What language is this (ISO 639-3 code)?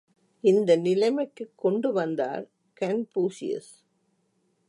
tam